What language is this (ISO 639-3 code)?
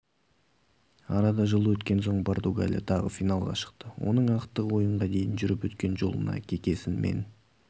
kaz